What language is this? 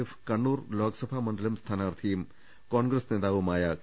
Malayalam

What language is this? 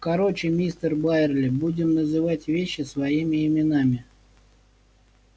Russian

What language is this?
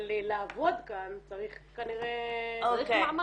Hebrew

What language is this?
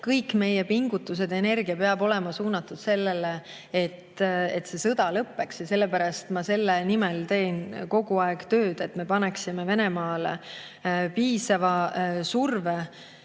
Estonian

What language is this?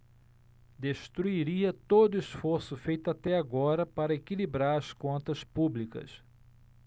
Portuguese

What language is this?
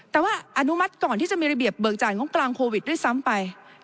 Thai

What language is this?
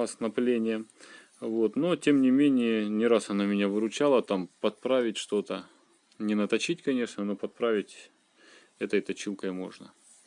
Russian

